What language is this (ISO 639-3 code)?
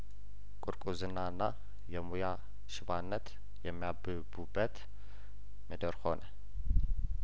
amh